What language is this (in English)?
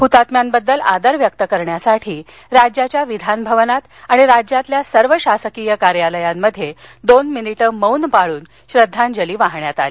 Marathi